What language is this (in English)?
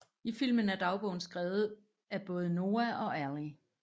Danish